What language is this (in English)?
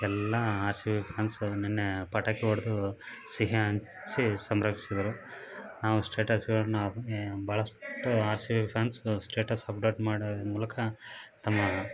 Kannada